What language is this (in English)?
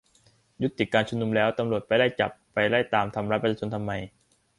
Thai